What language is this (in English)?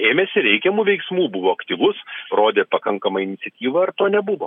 Lithuanian